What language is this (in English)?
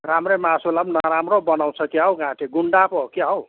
Nepali